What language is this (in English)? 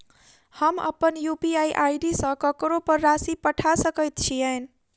Maithili